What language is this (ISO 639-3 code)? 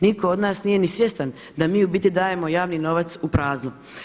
hrv